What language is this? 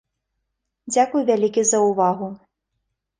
Belarusian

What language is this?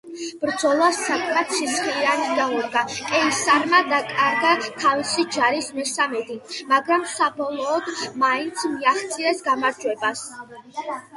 Georgian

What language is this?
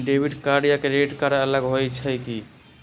Magahi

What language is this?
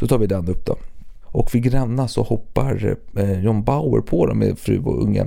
Swedish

